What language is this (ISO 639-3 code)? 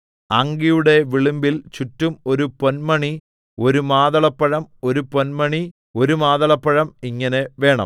mal